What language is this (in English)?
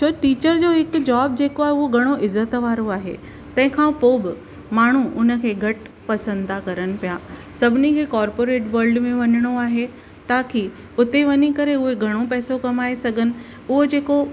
Sindhi